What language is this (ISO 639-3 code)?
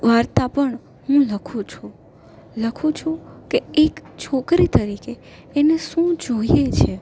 guj